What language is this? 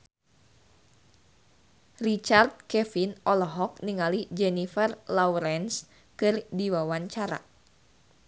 Sundanese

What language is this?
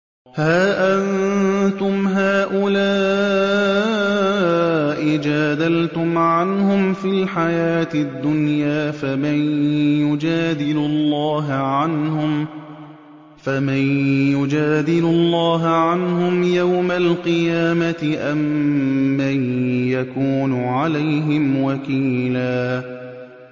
Arabic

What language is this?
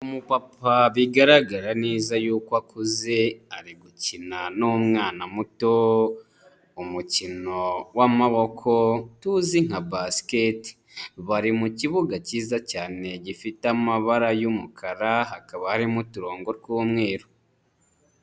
Kinyarwanda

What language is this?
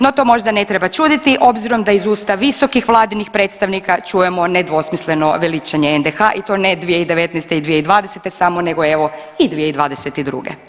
Croatian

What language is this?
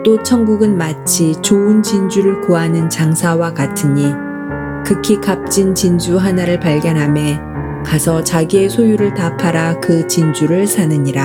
Korean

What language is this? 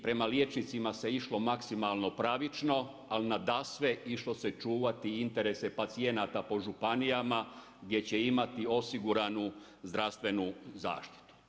Croatian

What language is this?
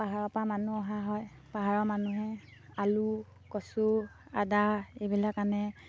Assamese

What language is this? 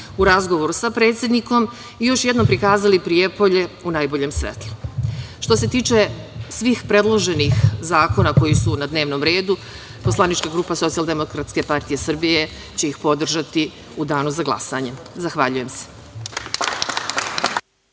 Serbian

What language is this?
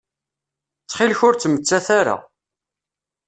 Kabyle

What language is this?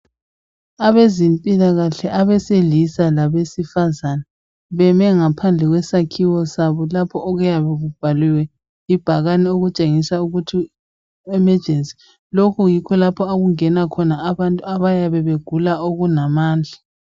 North Ndebele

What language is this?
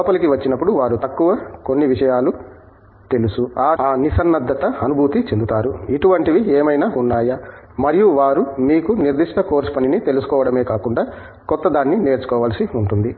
Telugu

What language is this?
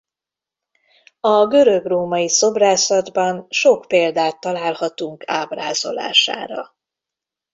Hungarian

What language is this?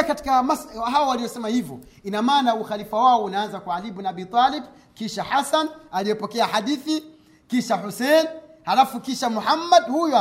Swahili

